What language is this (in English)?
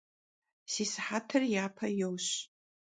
Kabardian